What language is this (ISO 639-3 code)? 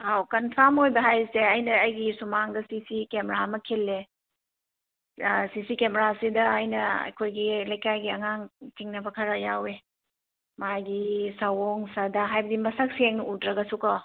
mni